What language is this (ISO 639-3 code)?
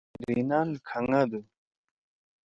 trw